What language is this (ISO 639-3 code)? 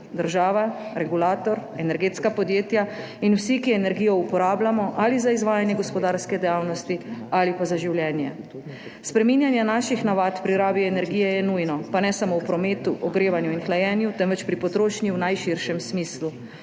slv